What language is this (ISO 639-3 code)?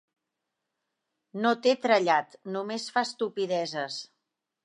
cat